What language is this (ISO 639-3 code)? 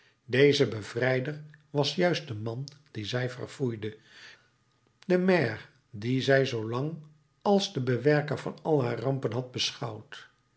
nld